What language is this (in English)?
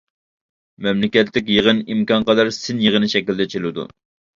Uyghur